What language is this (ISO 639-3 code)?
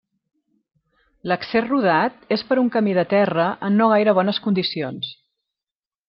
cat